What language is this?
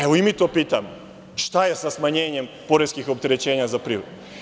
Serbian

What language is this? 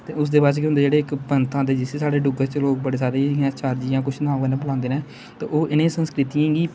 Dogri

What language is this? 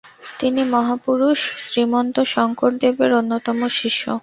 Bangla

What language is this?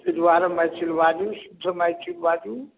Maithili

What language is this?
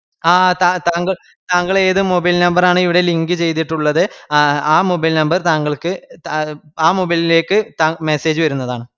Malayalam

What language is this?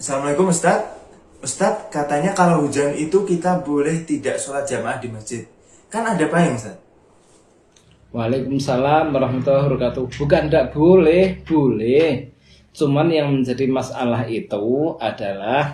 Indonesian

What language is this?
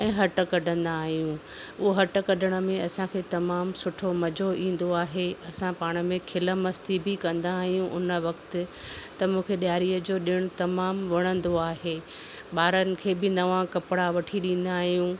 Sindhi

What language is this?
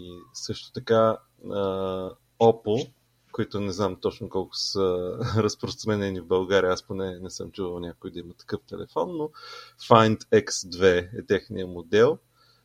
Bulgarian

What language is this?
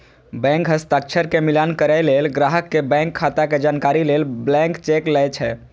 Maithili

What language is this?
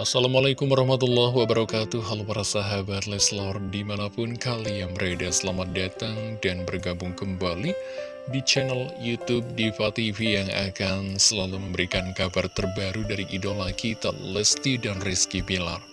Indonesian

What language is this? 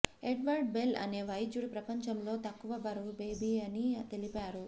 Telugu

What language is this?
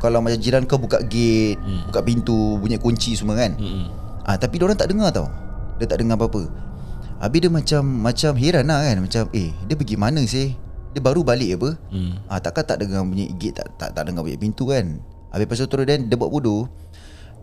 Malay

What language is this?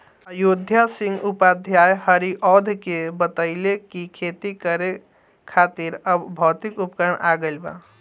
Bhojpuri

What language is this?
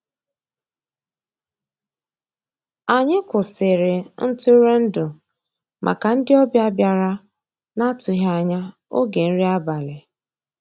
Igbo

